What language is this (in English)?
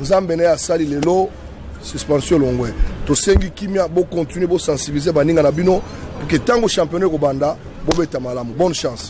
French